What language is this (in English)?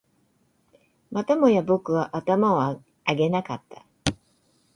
Japanese